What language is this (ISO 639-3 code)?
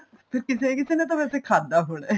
pan